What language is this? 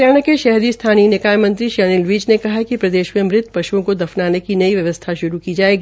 Hindi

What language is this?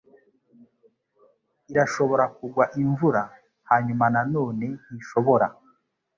Kinyarwanda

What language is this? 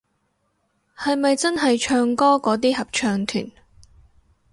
Cantonese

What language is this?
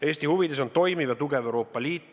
Estonian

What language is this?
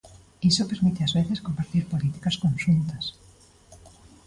Galician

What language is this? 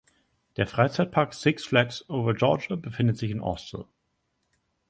German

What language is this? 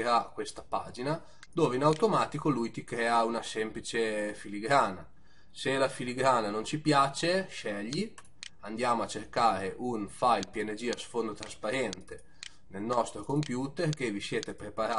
Italian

